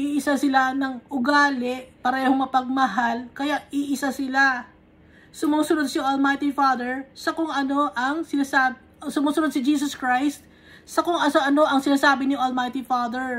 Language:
Filipino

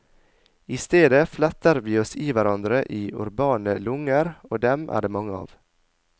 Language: Norwegian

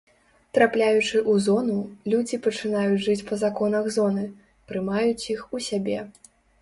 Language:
Belarusian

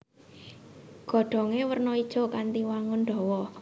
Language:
Javanese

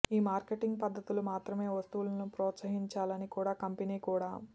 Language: Telugu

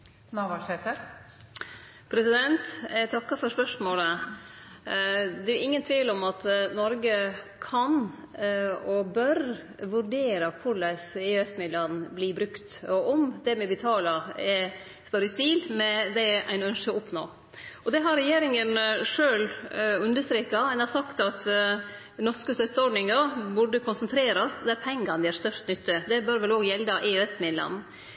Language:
Norwegian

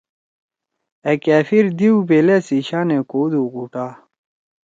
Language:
Torwali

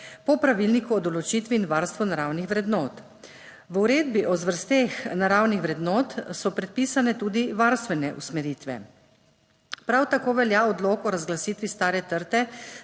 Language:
Slovenian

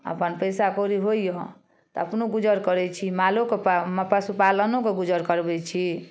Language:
Maithili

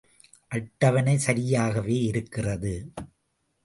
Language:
Tamil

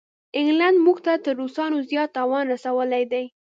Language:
Pashto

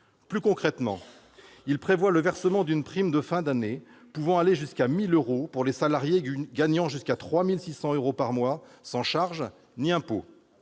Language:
French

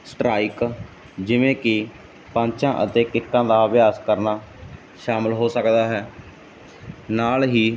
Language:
Punjabi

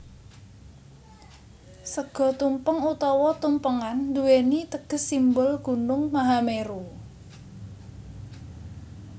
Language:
Javanese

